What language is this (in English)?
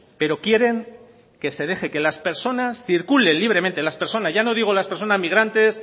Spanish